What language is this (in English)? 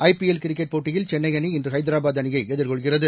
Tamil